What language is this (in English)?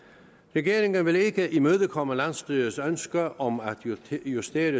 Danish